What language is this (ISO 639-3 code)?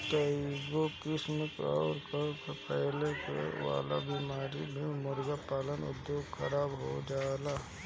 bho